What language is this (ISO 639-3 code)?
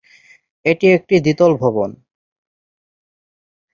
ben